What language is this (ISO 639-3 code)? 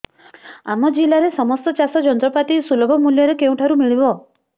ori